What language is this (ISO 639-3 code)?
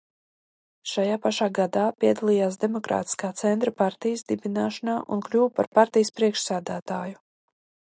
lav